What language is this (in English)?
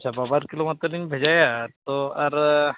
Santali